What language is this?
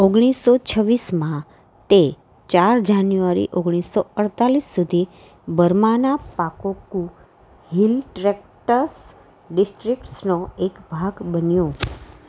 Gujarati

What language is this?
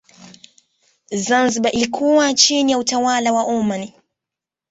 Swahili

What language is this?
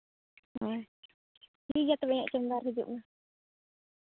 Santali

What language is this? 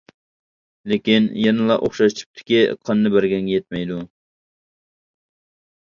Uyghur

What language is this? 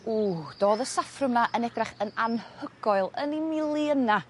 Welsh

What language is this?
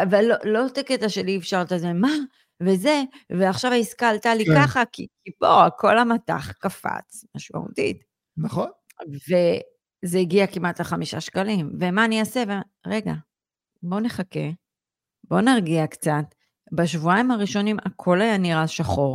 Hebrew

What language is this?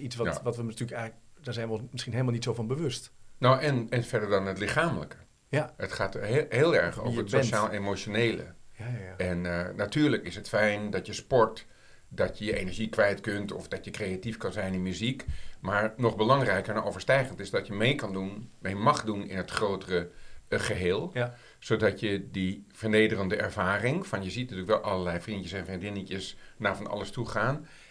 Dutch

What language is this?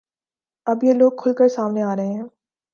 Urdu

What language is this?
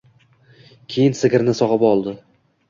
Uzbek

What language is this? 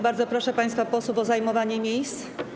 Polish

